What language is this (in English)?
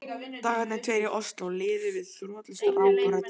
Icelandic